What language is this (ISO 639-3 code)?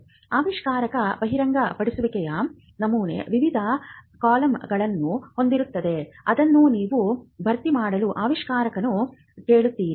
kan